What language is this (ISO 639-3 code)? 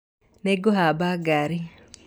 kik